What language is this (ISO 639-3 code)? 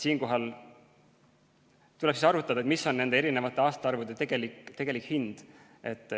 est